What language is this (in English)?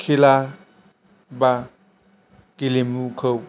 Bodo